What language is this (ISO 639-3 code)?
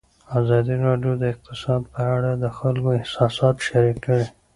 pus